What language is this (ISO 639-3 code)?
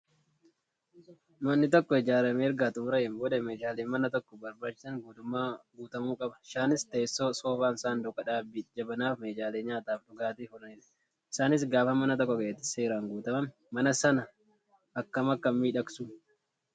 orm